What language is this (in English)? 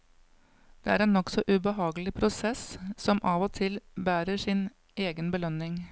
Norwegian